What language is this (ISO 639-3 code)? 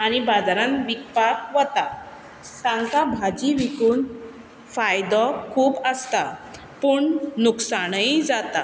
kok